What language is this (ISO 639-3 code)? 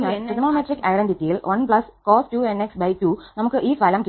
mal